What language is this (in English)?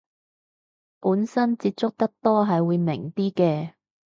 Cantonese